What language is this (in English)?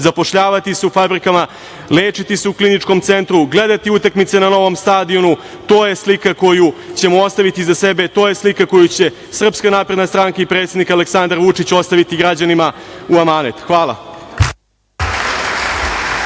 Serbian